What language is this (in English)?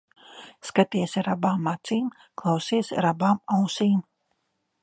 Latvian